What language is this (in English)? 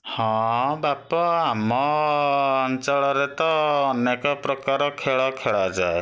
Odia